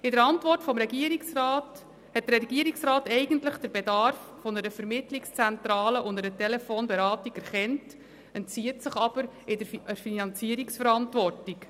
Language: Swiss German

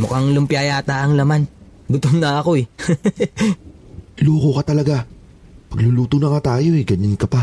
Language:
Filipino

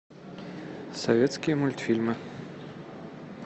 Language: Russian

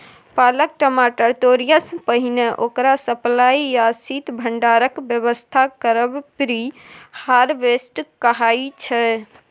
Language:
Maithili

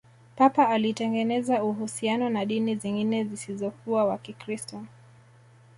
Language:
Swahili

